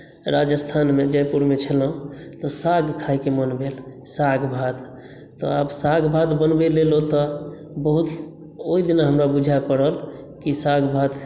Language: Maithili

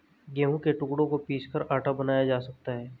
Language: Hindi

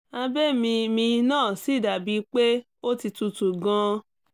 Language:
Yoruba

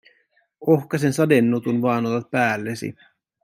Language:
Finnish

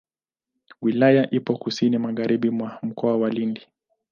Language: Swahili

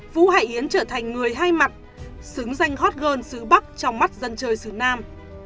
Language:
Vietnamese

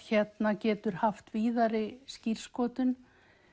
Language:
Icelandic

